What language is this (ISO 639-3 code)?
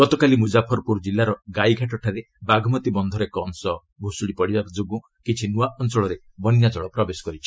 ori